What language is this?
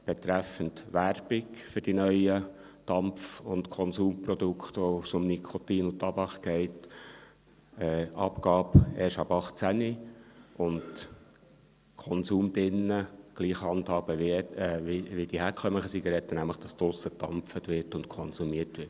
Swiss German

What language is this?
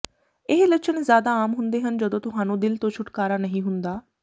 Punjabi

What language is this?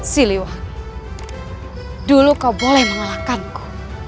Indonesian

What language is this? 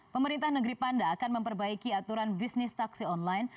Indonesian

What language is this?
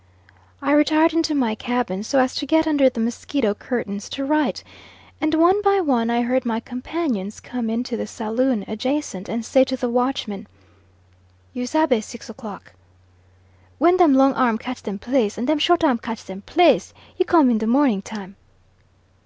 English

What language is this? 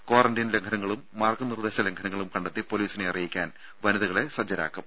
Malayalam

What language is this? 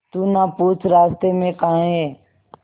Hindi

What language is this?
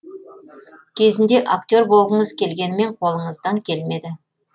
Kazakh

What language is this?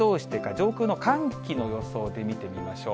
Japanese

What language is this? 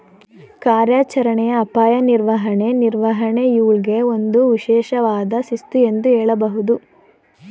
Kannada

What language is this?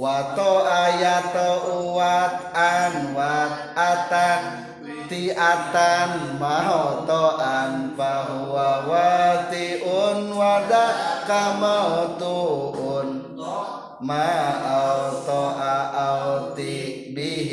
Indonesian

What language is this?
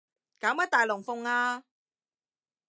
Cantonese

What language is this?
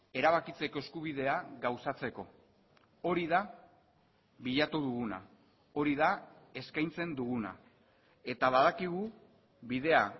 Basque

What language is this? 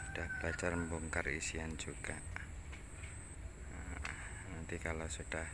Indonesian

